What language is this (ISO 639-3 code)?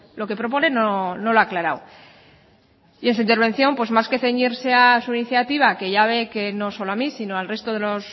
spa